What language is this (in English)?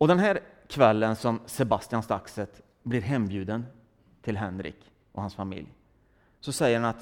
Swedish